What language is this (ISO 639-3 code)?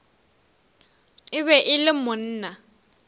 nso